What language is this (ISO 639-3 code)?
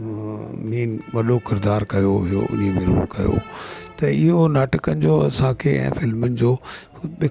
snd